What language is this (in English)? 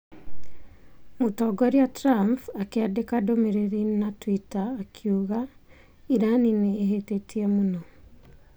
Kikuyu